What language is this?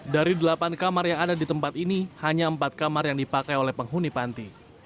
Indonesian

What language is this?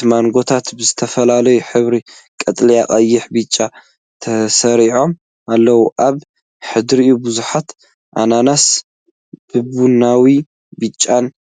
Tigrinya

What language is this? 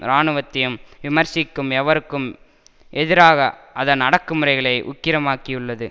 Tamil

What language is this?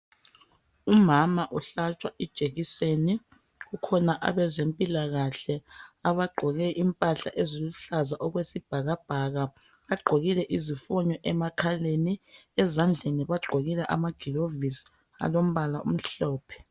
North Ndebele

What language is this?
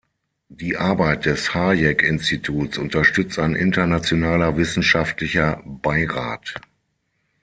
German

